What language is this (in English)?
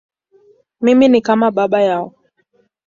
Swahili